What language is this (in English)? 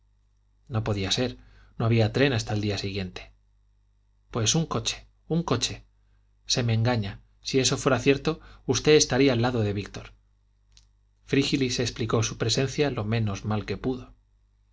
Spanish